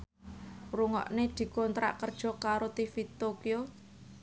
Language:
Javanese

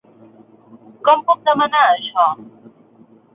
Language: Catalan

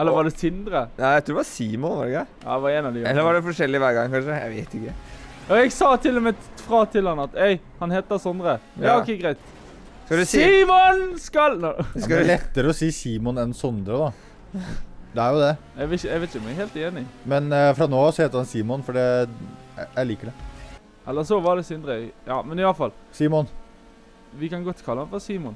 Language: Norwegian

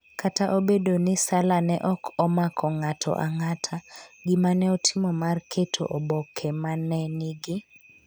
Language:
Luo (Kenya and Tanzania)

